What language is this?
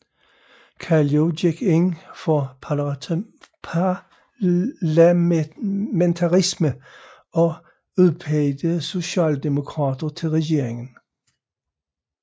Danish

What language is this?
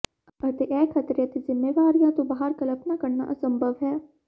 Punjabi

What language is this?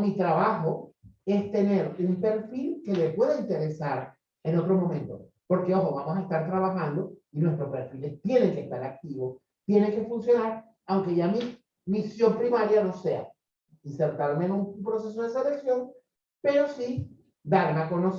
Spanish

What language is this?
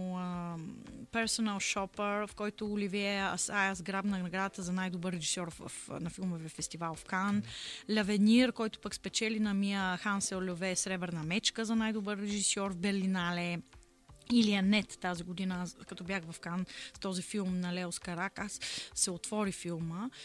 Bulgarian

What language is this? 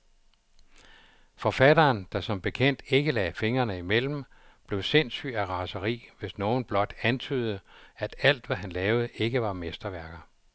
Danish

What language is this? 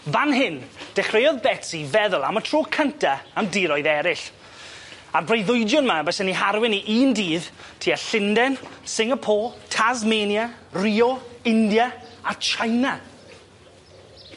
Welsh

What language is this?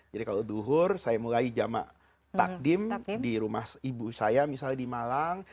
Indonesian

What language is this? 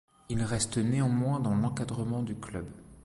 French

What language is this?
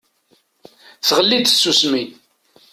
Kabyle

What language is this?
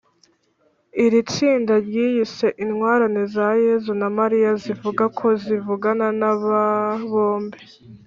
Kinyarwanda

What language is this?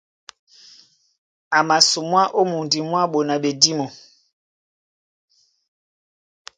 Duala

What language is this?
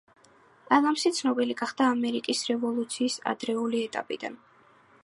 Georgian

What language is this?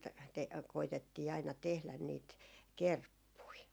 Finnish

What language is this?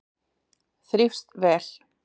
Icelandic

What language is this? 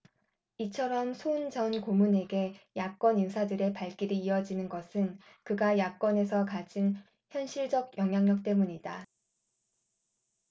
Korean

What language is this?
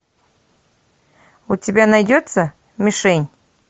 Russian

